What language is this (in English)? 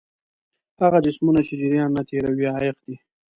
Pashto